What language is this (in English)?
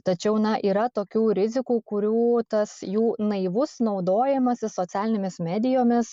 Lithuanian